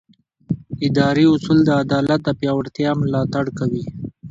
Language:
Pashto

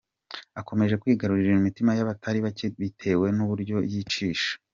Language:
Kinyarwanda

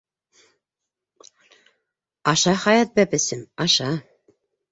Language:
Bashkir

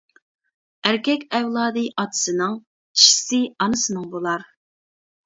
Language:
Uyghur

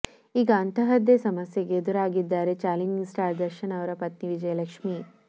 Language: Kannada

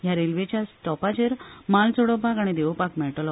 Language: Konkani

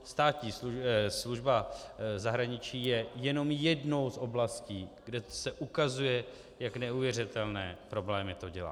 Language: Czech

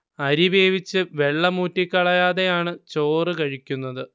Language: Malayalam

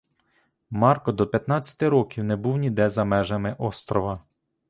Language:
Ukrainian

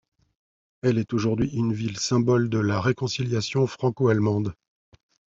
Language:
French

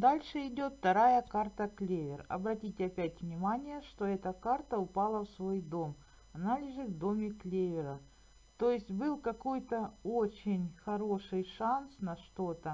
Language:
Russian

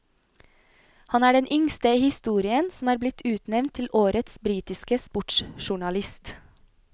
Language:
Norwegian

